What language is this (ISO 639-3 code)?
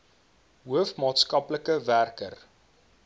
afr